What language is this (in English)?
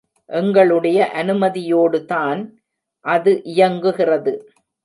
Tamil